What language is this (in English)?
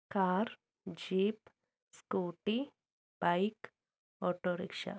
Malayalam